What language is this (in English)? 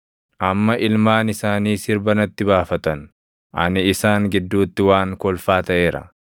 Oromo